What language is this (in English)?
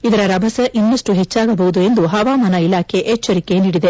Kannada